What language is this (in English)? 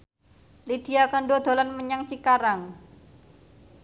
Javanese